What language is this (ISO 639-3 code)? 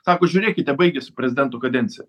lit